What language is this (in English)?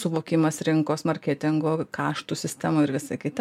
Lithuanian